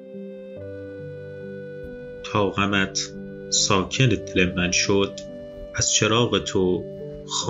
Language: Persian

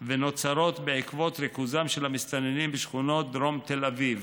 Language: Hebrew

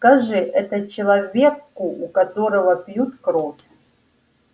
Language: Russian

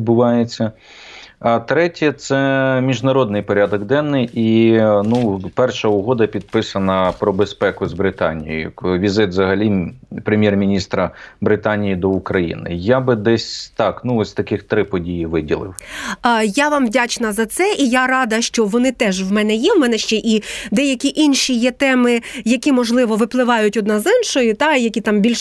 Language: Ukrainian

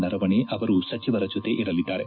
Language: Kannada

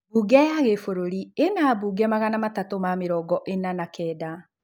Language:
Kikuyu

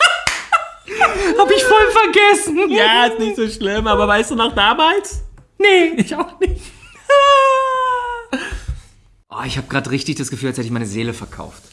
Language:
German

